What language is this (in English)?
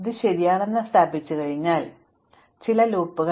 Malayalam